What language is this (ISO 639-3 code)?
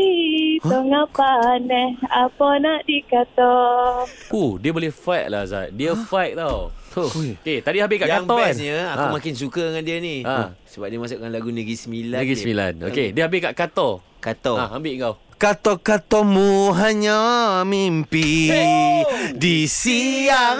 msa